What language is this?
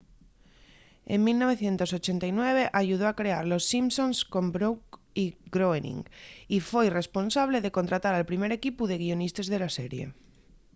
Asturian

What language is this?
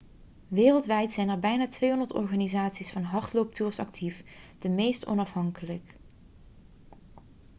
Dutch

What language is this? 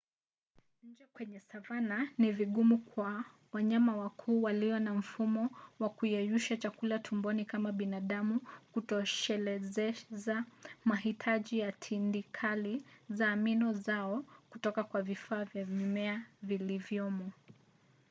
Swahili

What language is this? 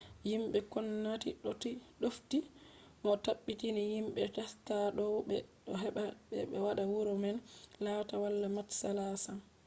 Fula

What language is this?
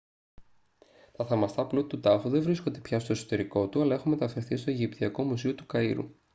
Greek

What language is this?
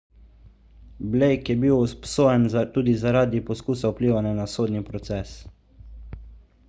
Slovenian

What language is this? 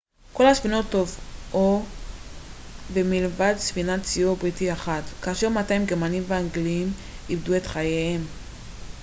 Hebrew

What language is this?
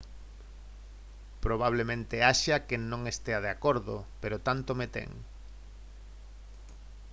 Galician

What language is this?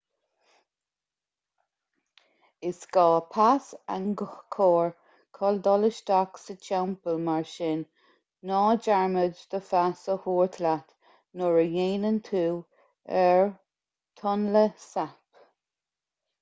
Irish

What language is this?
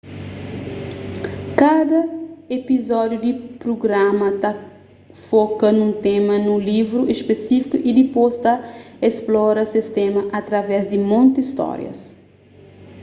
Kabuverdianu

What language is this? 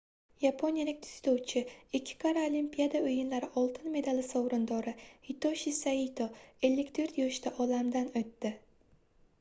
Uzbek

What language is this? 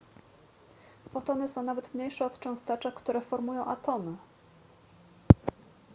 Polish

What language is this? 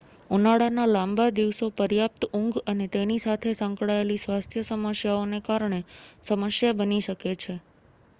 Gujarati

